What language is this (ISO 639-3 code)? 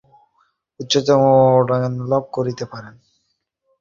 ben